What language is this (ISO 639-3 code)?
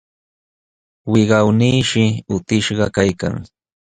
qxw